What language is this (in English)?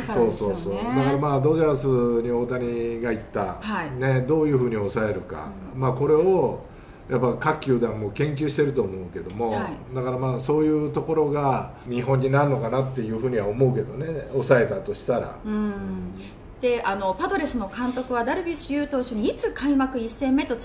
Japanese